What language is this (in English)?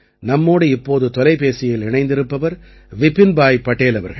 Tamil